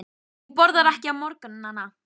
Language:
Icelandic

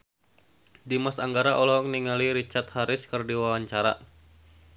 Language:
Sundanese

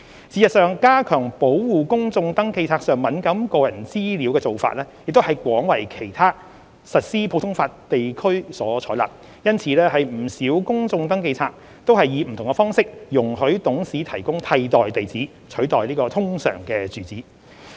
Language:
Cantonese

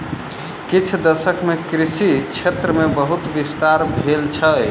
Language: Maithili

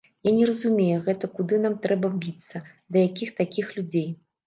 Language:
Belarusian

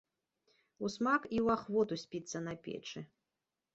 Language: Belarusian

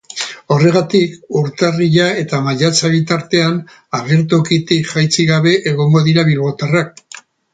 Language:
Basque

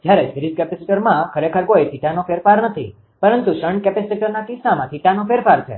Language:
Gujarati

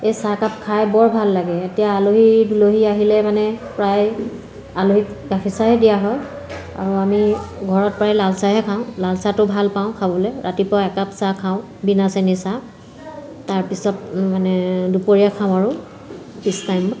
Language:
Assamese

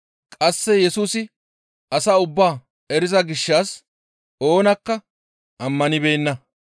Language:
Gamo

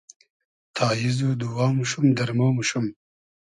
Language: Hazaragi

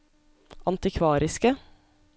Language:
Norwegian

